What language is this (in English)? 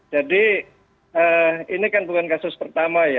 Indonesian